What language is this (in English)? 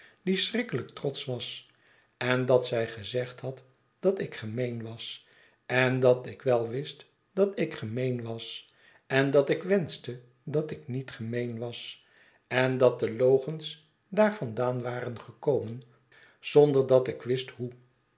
Dutch